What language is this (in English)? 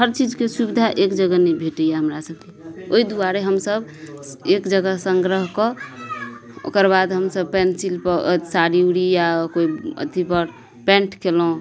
Maithili